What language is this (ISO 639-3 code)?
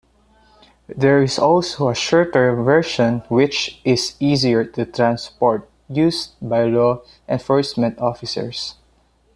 eng